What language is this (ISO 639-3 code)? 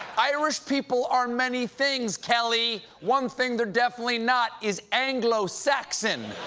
eng